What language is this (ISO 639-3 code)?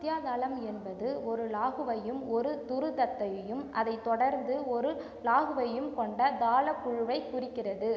tam